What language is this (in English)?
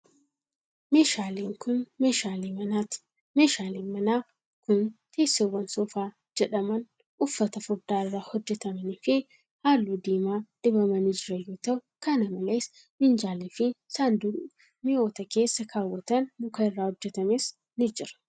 Oromo